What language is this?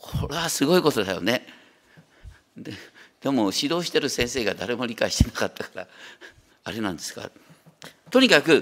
Japanese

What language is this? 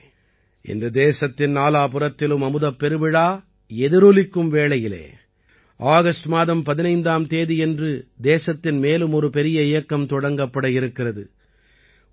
Tamil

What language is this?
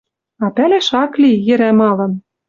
Western Mari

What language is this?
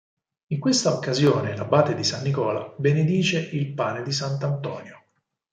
Italian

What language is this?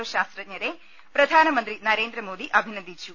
Malayalam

